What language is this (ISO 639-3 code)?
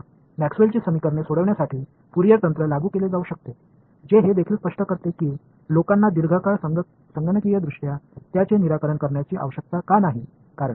mar